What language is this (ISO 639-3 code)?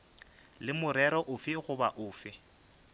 nso